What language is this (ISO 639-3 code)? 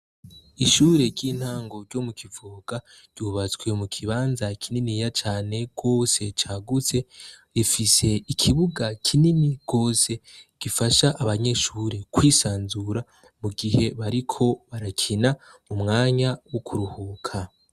run